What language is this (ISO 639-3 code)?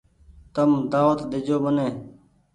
gig